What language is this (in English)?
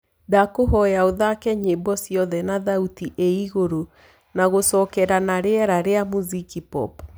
Kikuyu